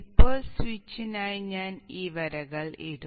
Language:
Malayalam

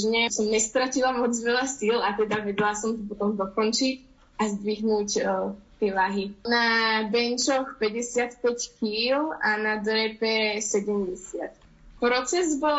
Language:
Slovak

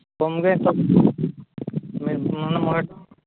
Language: Santali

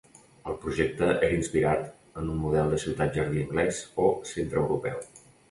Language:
Catalan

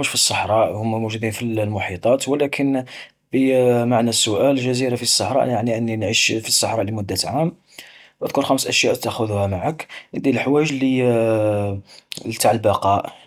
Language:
Algerian Arabic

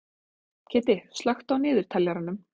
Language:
Icelandic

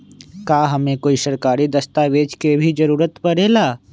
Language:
Magahi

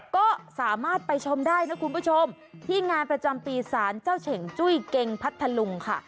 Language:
Thai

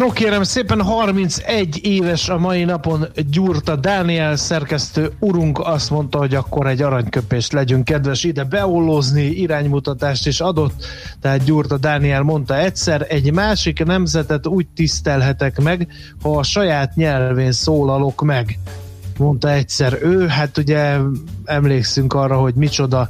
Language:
Hungarian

